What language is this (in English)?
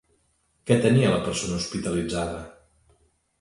Catalan